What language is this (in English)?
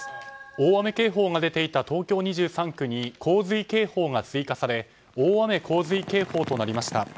Japanese